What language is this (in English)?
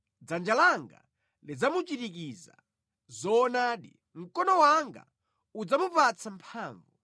Nyanja